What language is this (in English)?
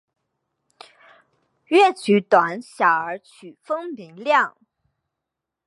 Chinese